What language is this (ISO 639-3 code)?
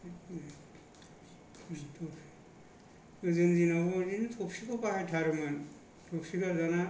brx